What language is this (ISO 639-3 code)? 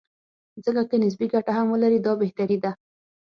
pus